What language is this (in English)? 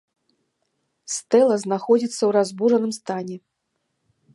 Belarusian